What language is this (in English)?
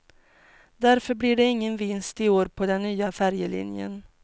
Swedish